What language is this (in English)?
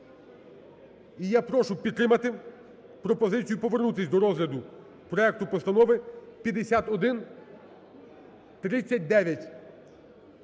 Ukrainian